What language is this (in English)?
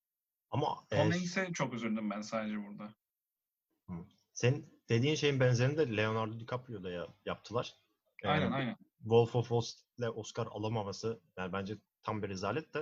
Turkish